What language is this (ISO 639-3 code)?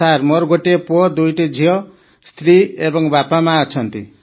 ori